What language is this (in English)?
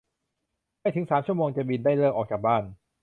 Thai